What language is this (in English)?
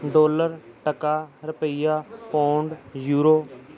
Punjabi